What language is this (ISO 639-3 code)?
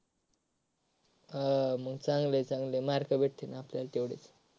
mar